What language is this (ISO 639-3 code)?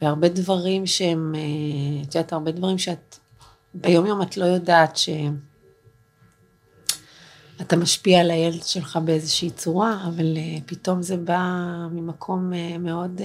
heb